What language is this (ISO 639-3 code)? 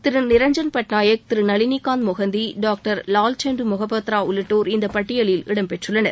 tam